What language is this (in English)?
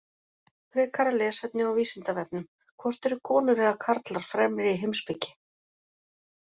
Icelandic